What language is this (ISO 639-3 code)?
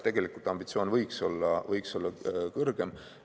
est